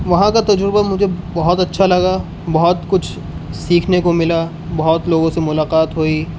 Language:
Urdu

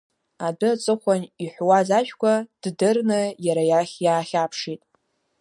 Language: Abkhazian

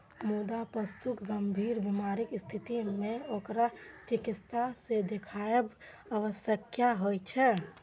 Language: Maithili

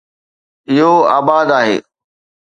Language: Sindhi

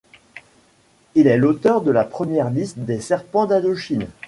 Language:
French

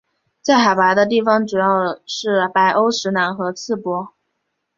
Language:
Chinese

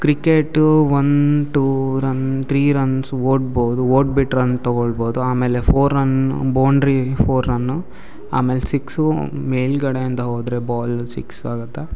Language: Kannada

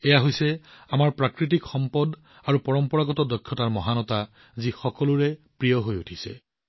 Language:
Assamese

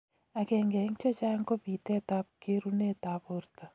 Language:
Kalenjin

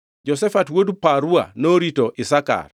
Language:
Luo (Kenya and Tanzania)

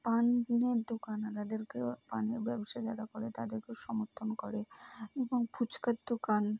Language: Bangla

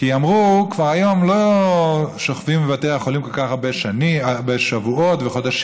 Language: Hebrew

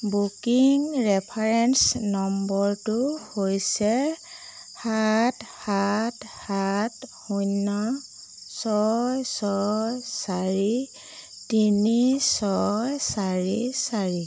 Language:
Assamese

